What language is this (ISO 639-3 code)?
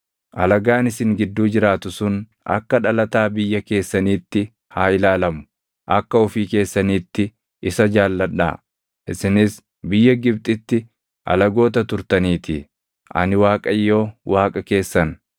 orm